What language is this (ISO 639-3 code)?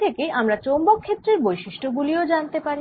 ben